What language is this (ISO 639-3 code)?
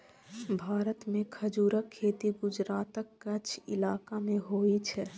mai